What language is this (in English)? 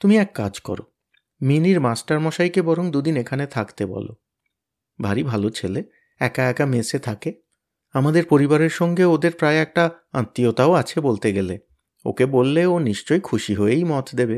Bangla